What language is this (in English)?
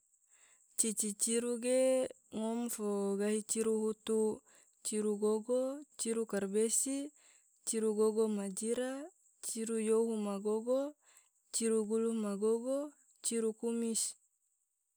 Tidore